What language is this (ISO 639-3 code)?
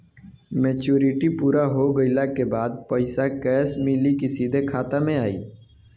bho